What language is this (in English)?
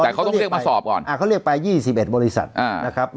Thai